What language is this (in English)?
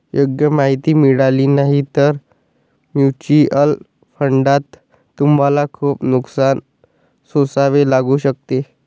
Marathi